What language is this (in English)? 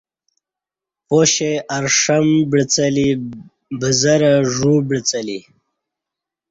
Kati